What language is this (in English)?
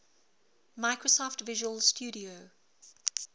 English